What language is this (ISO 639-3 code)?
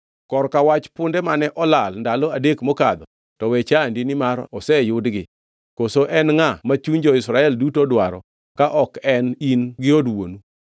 luo